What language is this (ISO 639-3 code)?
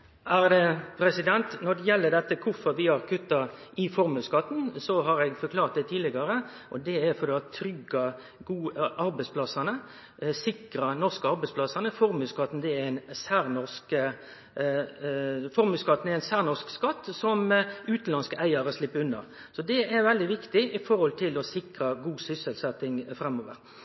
nor